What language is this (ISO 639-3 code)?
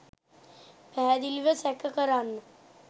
sin